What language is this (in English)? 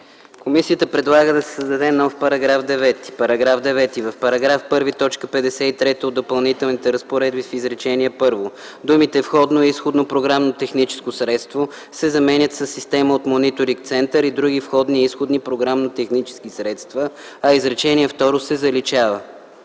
Bulgarian